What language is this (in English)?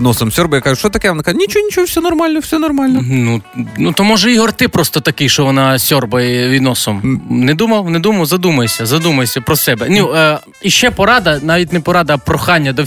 Ukrainian